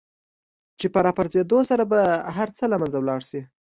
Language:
Pashto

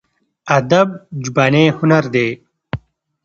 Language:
Pashto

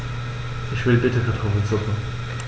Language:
German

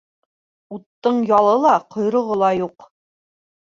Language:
Bashkir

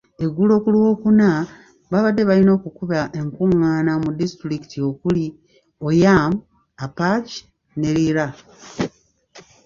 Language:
Ganda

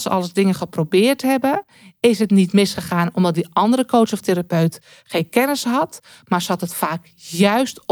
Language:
Dutch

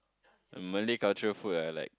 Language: English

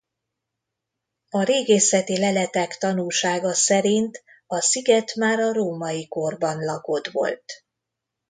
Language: Hungarian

